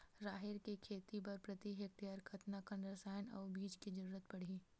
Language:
Chhattisgarhi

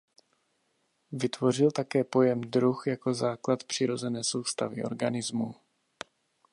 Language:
Czech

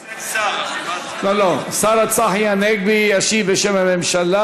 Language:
Hebrew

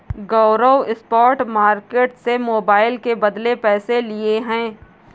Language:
Hindi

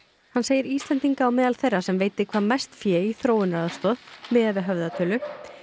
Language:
Icelandic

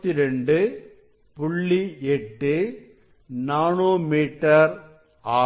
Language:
Tamil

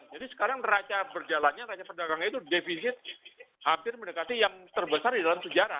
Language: Indonesian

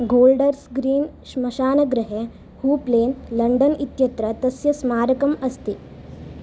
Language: Sanskrit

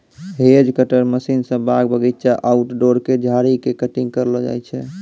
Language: Maithili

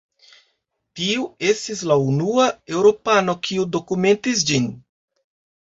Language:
Esperanto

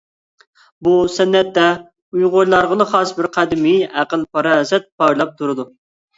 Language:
Uyghur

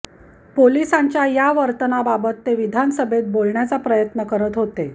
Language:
Marathi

